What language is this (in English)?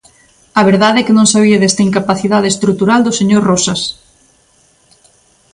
Galician